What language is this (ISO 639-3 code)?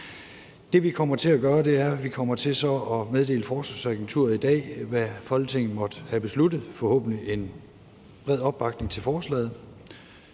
dan